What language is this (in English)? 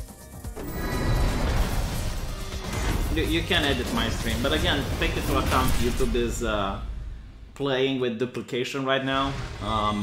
English